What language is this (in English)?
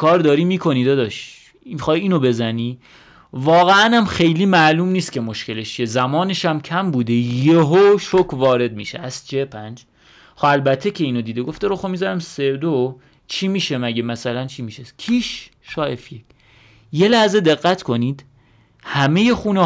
Persian